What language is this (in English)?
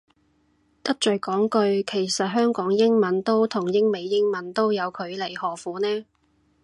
Cantonese